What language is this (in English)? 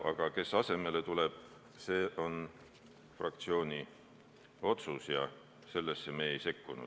Estonian